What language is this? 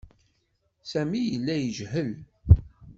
Kabyle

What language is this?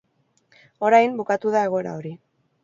Basque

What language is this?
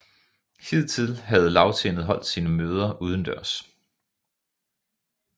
Danish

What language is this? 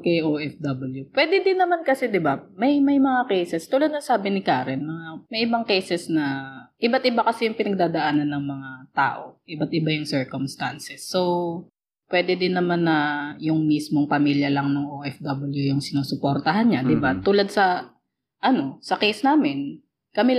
Filipino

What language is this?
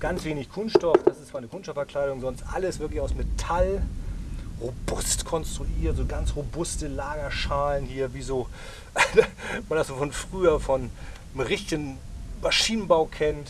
German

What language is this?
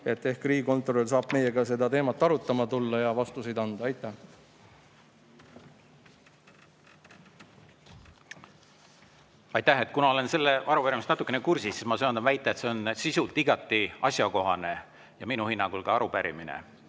Estonian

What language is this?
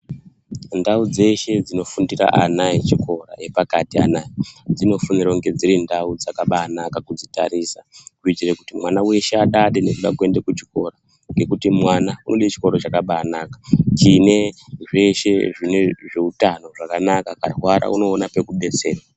Ndau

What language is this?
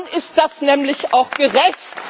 German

